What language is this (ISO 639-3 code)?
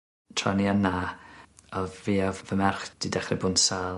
cym